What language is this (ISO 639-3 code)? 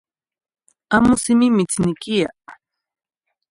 nhi